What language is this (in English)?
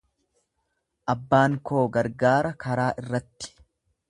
Oromo